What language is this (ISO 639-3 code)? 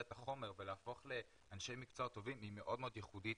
heb